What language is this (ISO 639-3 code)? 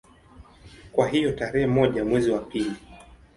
swa